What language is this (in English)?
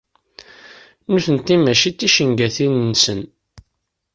Kabyle